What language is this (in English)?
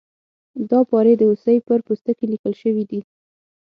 Pashto